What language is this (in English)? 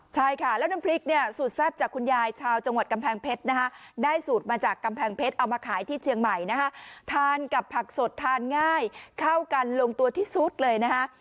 Thai